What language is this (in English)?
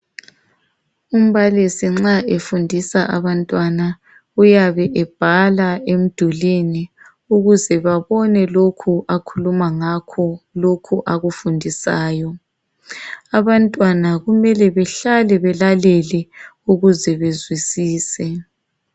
North Ndebele